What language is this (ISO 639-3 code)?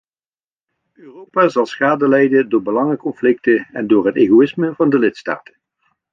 nld